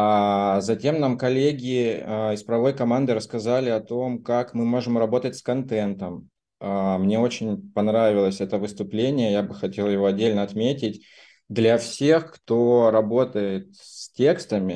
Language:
Russian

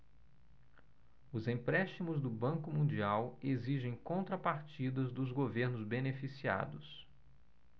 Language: Portuguese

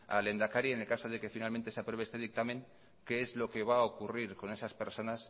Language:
Spanish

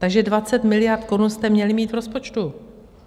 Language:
Czech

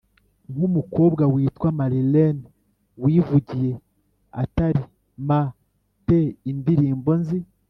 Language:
Kinyarwanda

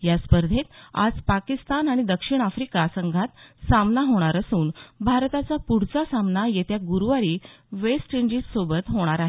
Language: Marathi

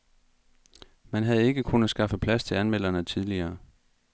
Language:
Danish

